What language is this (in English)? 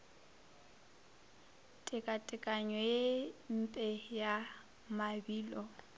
Northern Sotho